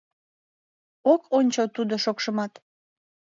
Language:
Mari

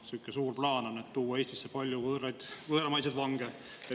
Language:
Estonian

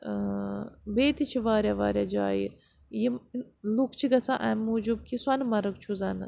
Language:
Kashmiri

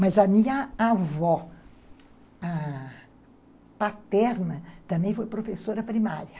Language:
Portuguese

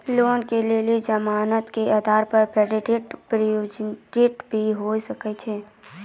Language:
Maithili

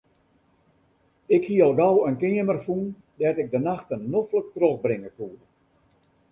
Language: Western Frisian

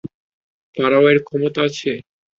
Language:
Bangla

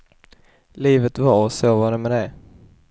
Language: Swedish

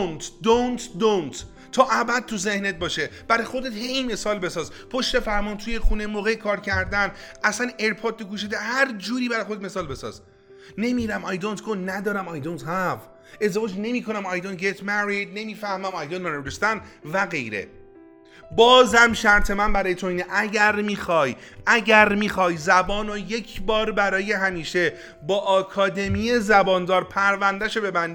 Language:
Persian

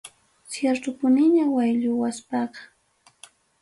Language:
Ayacucho Quechua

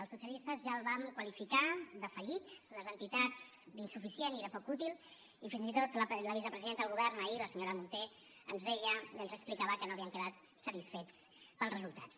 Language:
Catalan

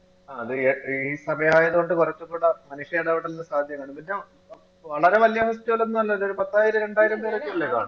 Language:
Malayalam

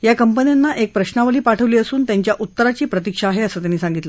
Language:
Marathi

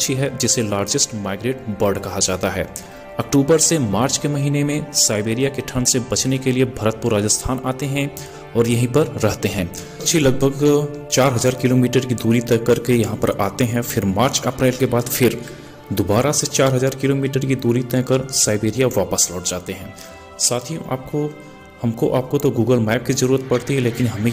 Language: Hindi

